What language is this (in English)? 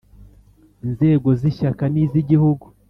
Kinyarwanda